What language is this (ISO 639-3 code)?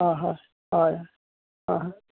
kok